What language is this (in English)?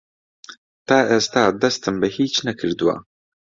Central Kurdish